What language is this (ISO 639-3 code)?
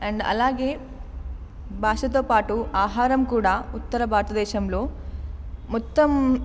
tel